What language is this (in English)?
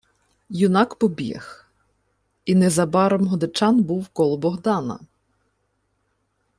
Ukrainian